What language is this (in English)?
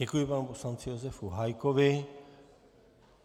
Czech